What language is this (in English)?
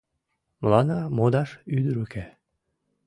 Mari